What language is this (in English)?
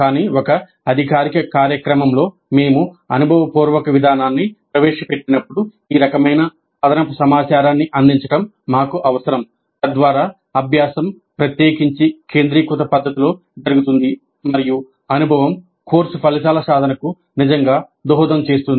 Telugu